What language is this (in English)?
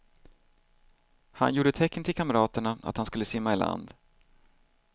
Swedish